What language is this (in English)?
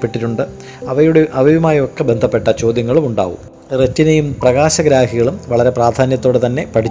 Malayalam